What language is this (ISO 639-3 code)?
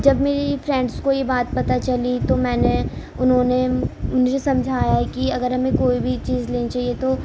urd